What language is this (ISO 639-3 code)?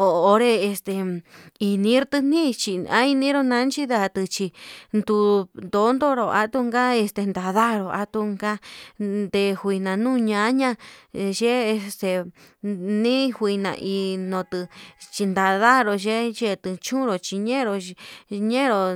mab